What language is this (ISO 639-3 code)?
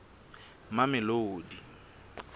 sot